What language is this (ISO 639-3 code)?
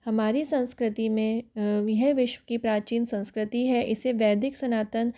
hin